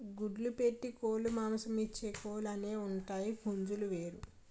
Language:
Telugu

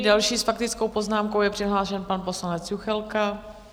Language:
Czech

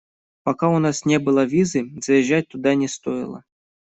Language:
Russian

